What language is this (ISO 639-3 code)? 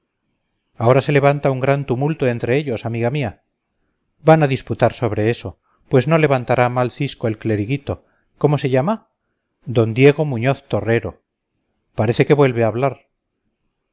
spa